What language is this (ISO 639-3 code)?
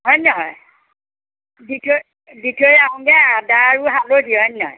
asm